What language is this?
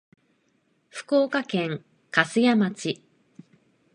Japanese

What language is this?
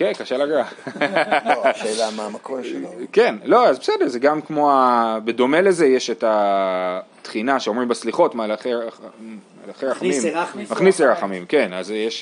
Hebrew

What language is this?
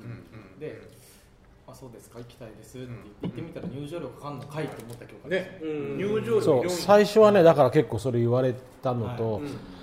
Japanese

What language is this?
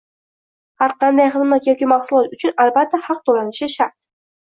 Uzbek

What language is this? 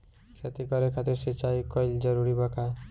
Bhojpuri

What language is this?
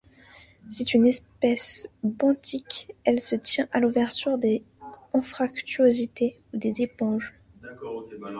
French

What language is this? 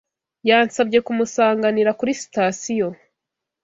Kinyarwanda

